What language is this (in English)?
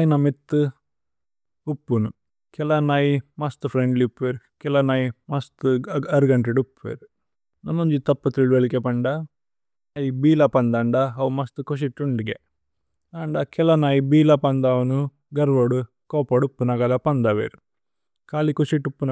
Tulu